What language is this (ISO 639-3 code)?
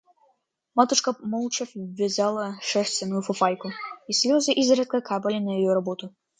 rus